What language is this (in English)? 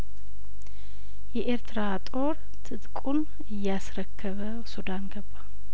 Amharic